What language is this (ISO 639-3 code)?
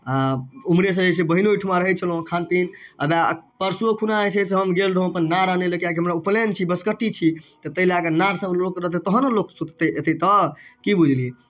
mai